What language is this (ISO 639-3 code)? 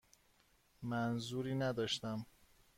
fas